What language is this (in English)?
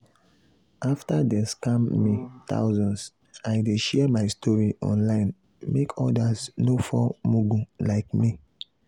Nigerian Pidgin